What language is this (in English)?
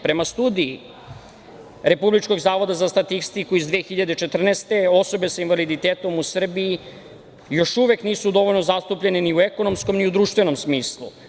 Serbian